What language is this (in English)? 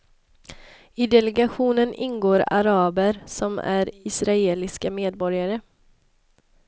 Swedish